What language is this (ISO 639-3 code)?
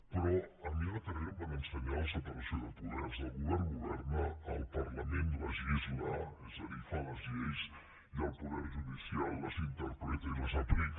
cat